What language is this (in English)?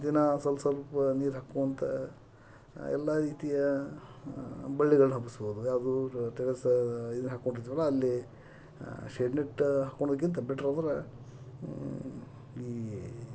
Kannada